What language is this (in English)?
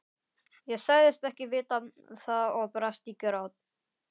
Icelandic